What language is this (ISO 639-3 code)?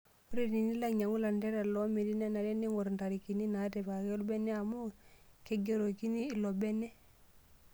mas